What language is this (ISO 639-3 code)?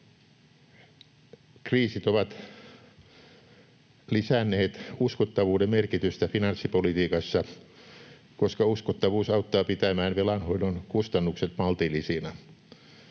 fin